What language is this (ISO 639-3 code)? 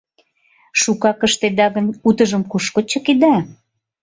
chm